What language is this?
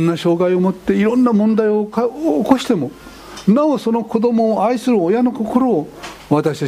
Japanese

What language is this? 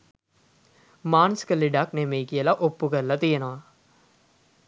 Sinhala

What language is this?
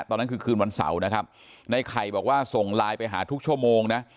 Thai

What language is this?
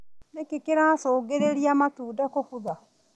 Kikuyu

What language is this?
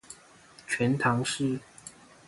Chinese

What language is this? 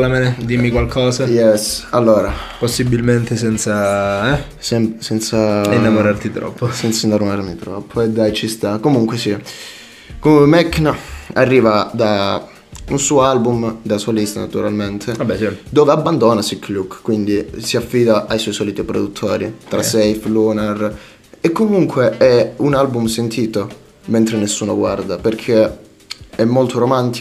Italian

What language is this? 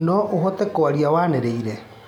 Kikuyu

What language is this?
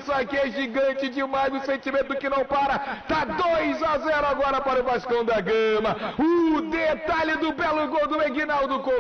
Portuguese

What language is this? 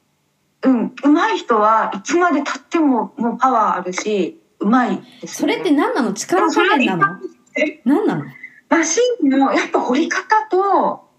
Japanese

